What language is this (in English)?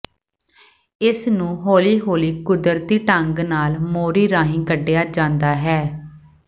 Punjabi